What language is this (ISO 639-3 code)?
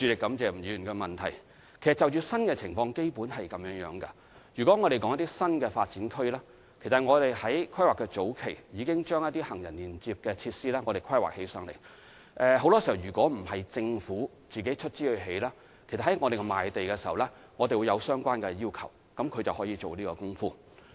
yue